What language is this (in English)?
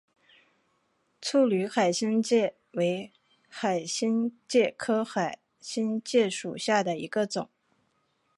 Chinese